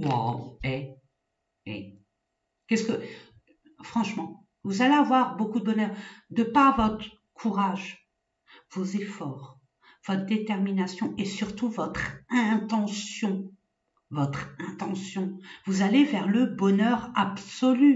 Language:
French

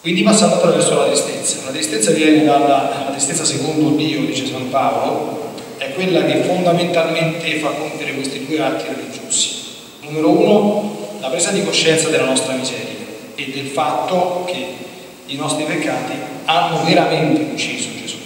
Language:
Italian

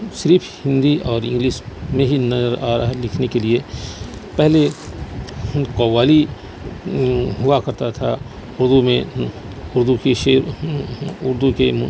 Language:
Urdu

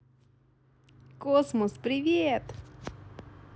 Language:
Russian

